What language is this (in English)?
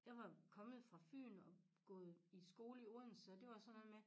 Danish